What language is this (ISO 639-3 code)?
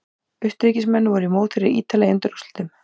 isl